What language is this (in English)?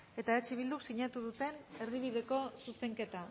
Basque